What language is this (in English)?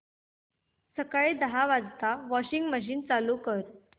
Marathi